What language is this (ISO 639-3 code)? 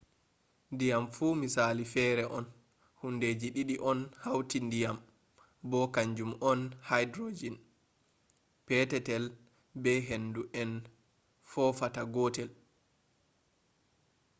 ful